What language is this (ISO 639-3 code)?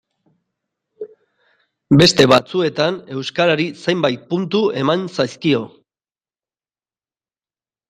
eus